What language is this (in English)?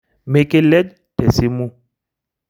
Masai